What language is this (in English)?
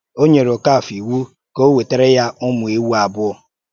Igbo